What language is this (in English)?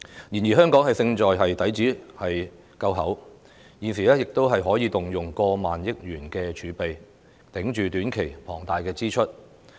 Cantonese